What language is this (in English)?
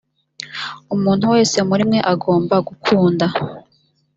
Kinyarwanda